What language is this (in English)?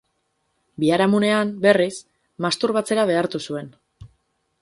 Basque